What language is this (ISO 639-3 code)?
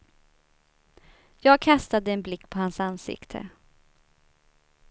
swe